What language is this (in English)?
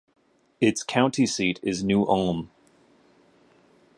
English